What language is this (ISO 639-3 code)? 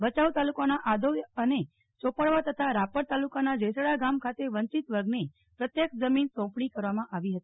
guj